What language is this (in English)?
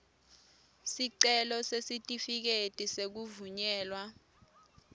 Swati